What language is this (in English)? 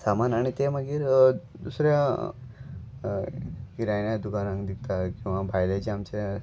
Konkani